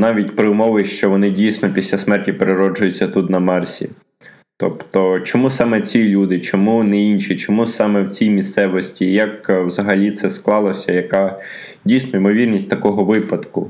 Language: Ukrainian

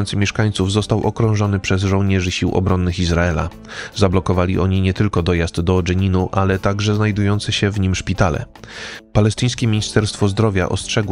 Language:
Polish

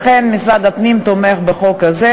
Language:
Hebrew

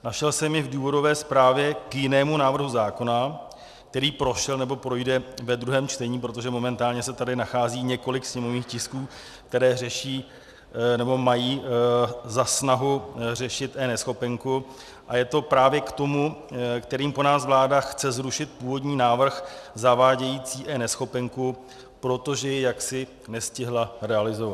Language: Czech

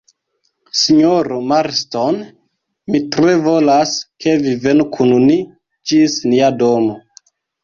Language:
Esperanto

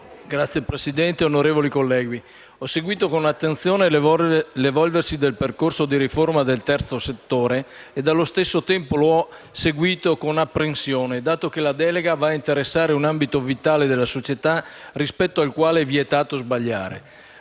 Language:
Italian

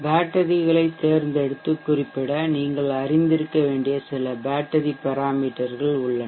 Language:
Tamil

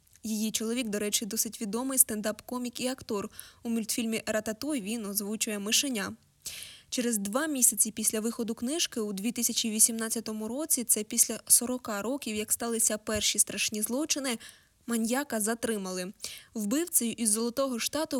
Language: Ukrainian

